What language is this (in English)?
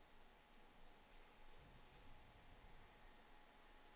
Swedish